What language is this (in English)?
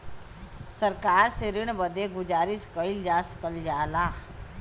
Bhojpuri